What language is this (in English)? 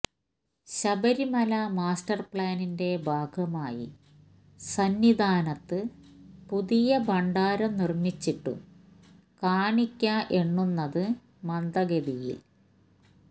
Malayalam